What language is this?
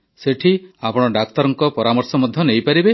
Odia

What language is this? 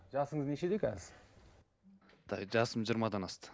Kazakh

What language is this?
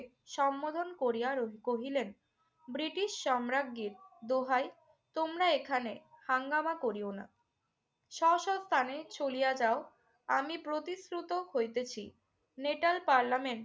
Bangla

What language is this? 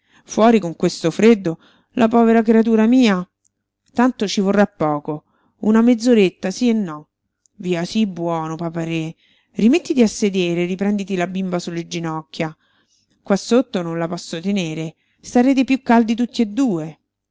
Italian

